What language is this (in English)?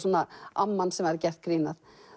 Icelandic